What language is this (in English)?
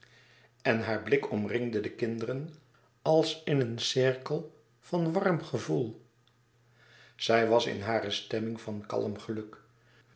Dutch